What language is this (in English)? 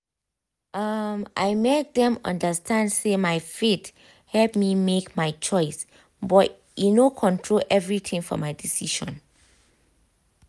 Nigerian Pidgin